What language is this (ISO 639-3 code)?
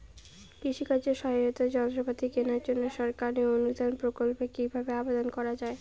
ben